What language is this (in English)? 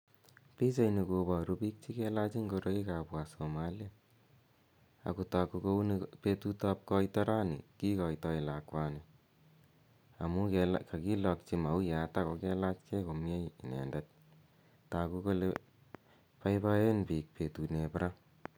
Kalenjin